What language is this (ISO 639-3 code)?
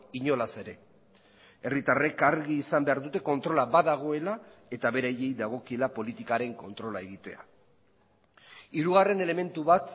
eus